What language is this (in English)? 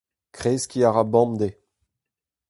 Breton